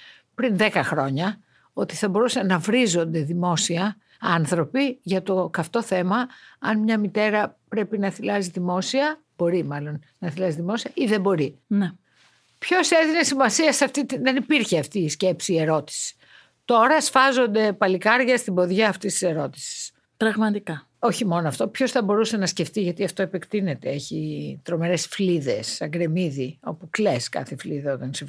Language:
Greek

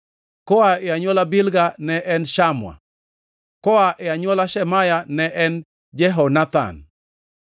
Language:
Luo (Kenya and Tanzania)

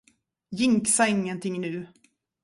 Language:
Swedish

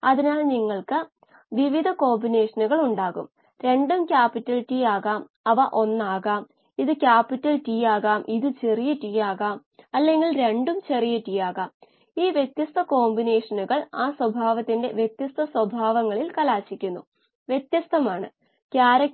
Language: Malayalam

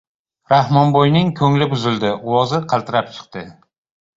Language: Uzbek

